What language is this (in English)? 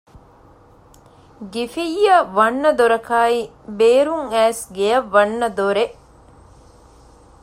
Divehi